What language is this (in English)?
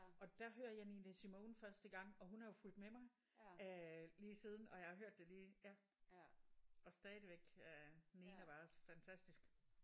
Danish